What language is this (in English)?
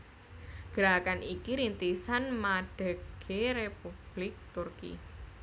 Javanese